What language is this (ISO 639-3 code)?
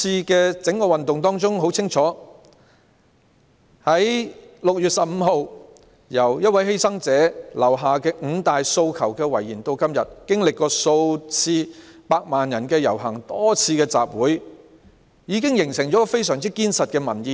yue